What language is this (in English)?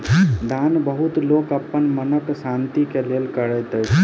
Maithili